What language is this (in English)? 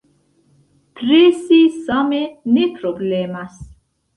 Esperanto